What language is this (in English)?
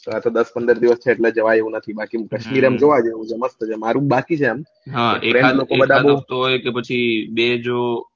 Gujarati